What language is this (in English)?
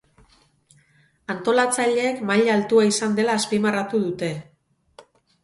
Basque